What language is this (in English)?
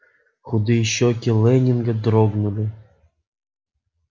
Russian